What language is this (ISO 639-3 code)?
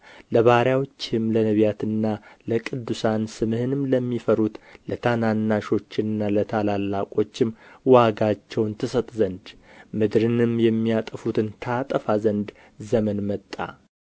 amh